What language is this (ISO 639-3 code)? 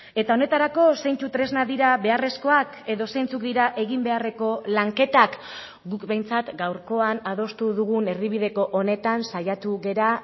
eus